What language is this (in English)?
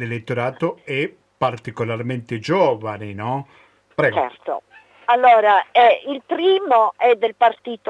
Italian